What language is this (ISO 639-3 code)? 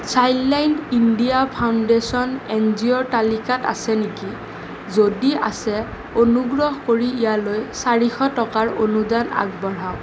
asm